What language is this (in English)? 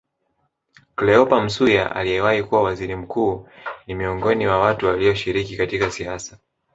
Swahili